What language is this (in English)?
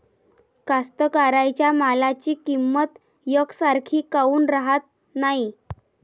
Marathi